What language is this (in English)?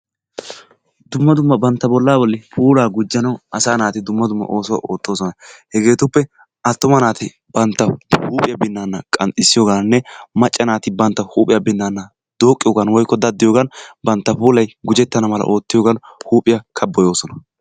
Wolaytta